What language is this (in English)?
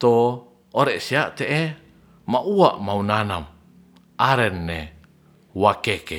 Ratahan